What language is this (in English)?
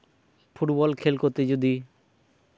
Santali